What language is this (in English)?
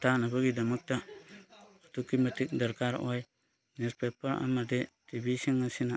Manipuri